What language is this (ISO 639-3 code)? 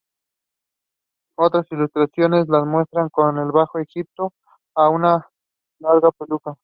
spa